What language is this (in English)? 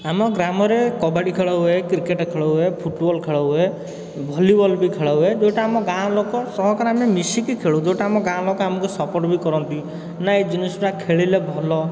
Odia